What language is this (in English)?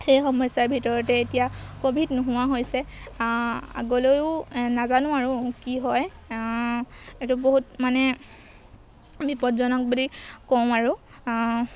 Assamese